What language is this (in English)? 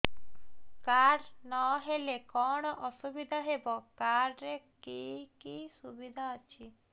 Odia